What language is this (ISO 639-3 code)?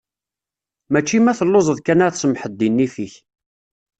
kab